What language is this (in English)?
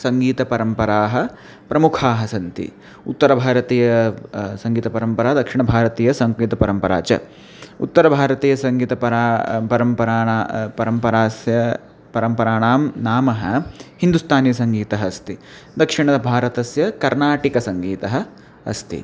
Sanskrit